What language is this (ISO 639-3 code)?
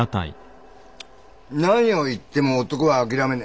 jpn